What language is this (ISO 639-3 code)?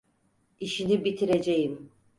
tur